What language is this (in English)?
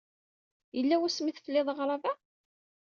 Kabyle